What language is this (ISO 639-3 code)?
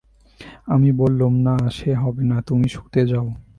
ben